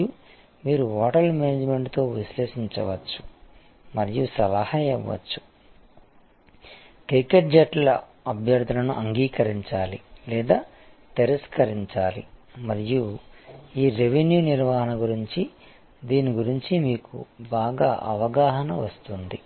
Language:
Telugu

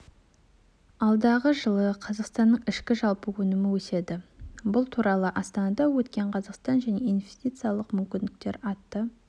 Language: Kazakh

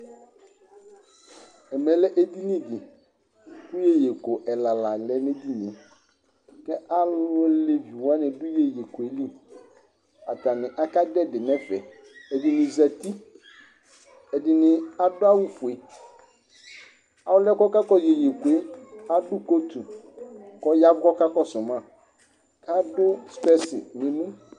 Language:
Ikposo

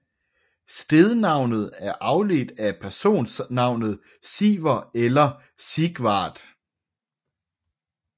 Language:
Danish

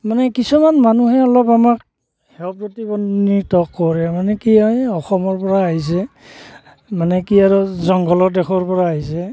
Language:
Assamese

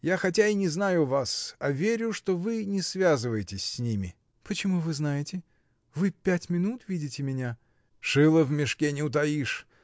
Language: Russian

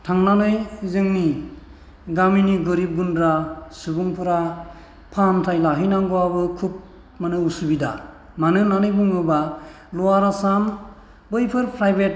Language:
Bodo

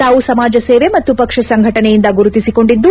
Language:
Kannada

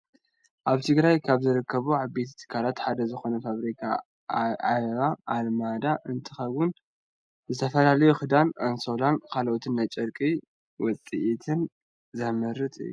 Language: Tigrinya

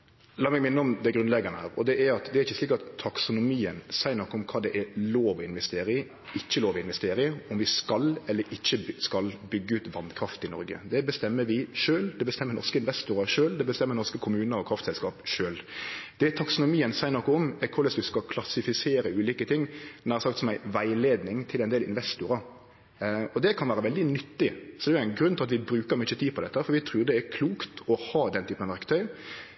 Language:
Norwegian Nynorsk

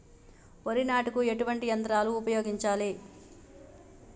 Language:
Telugu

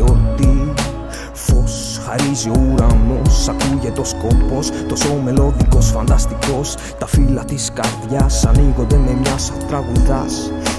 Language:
Greek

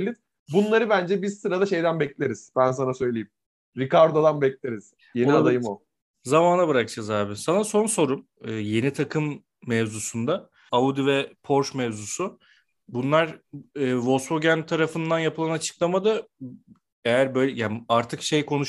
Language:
Turkish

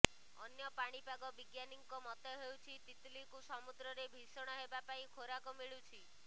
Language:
Odia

